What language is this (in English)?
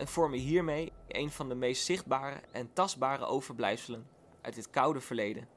Dutch